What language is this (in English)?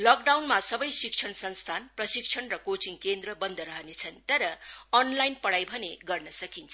Nepali